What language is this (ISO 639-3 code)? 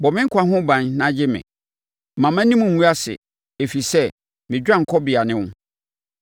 aka